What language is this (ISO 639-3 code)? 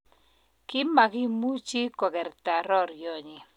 kln